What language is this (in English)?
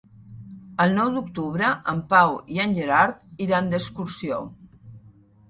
Catalan